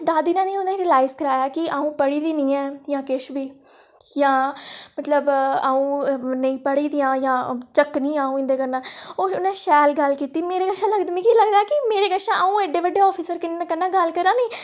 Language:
Dogri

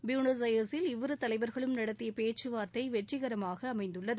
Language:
Tamil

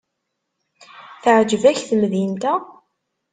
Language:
Kabyle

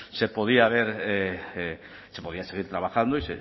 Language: Spanish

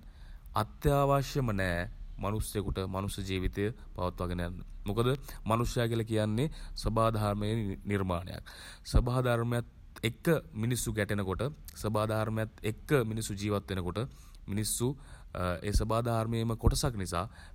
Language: Sinhala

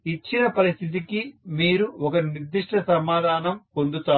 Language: Telugu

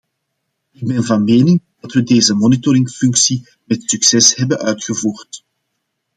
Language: Dutch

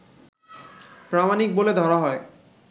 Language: Bangla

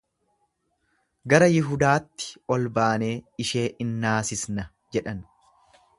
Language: Oromo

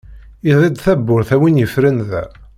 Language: Kabyle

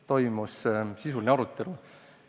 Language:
Estonian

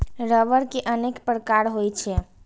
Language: Maithili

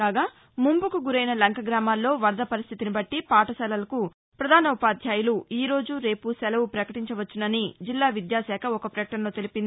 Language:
Telugu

